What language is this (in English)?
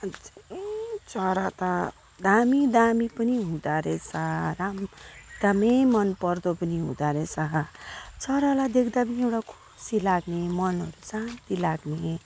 Nepali